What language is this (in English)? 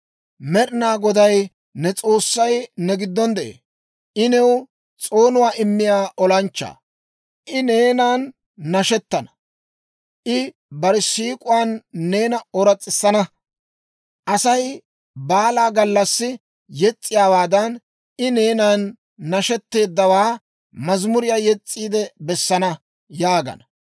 Dawro